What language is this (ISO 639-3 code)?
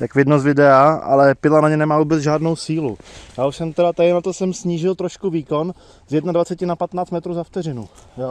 ces